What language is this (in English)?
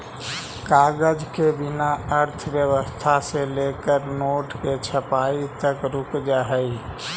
Magahi